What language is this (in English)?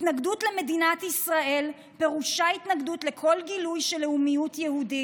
Hebrew